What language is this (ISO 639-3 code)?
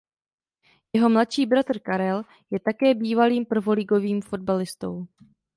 ces